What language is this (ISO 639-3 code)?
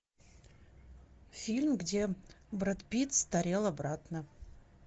rus